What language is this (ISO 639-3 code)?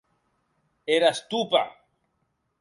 oci